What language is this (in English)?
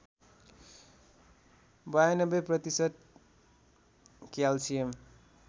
Nepali